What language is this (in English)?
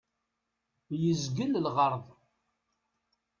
Kabyle